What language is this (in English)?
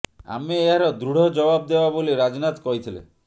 Odia